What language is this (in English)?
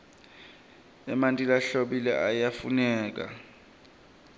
Swati